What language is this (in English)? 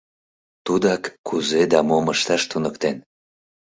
Mari